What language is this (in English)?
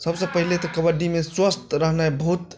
Maithili